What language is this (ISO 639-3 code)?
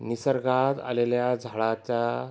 mar